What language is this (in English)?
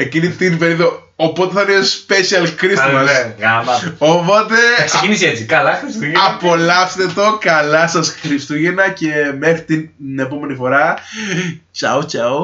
Greek